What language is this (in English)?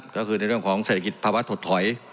Thai